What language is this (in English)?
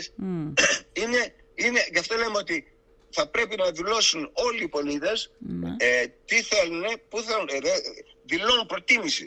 Greek